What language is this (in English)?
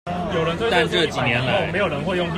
Chinese